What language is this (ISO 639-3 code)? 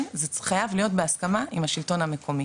heb